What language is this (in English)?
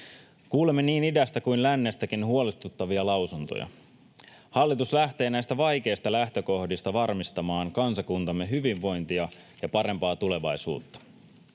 Finnish